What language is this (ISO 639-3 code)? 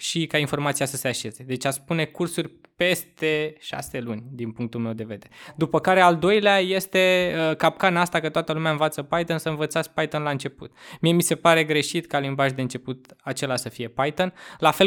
ron